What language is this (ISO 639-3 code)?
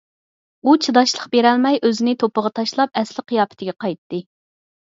uig